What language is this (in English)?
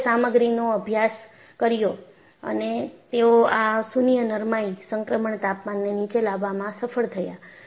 Gujarati